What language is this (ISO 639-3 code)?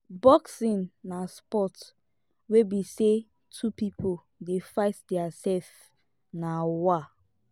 pcm